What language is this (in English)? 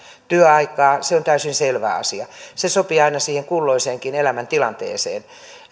Finnish